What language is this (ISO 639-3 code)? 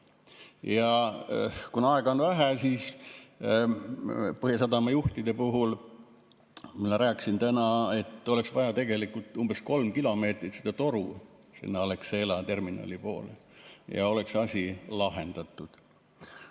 est